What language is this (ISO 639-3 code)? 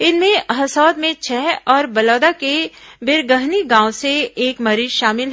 hin